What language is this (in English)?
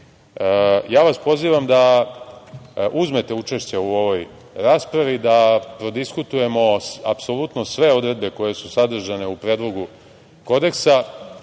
Serbian